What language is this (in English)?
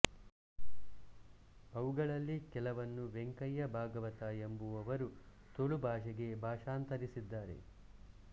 Kannada